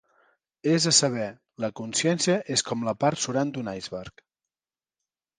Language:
Catalan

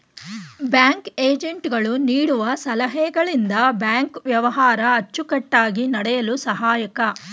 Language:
Kannada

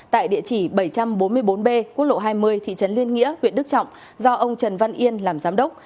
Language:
Vietnamese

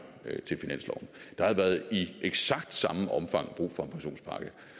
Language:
Danish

